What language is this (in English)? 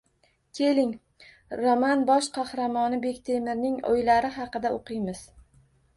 Uzbek